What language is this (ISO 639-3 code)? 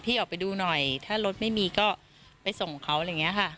tha